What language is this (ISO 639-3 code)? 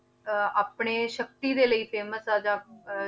pan